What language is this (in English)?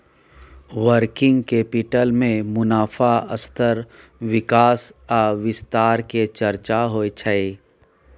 Maithili